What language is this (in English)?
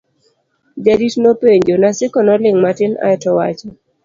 Luo (Kenya and Tanzania)